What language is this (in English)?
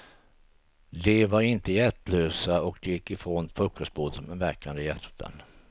Swedish